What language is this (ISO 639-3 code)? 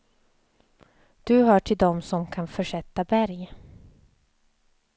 swe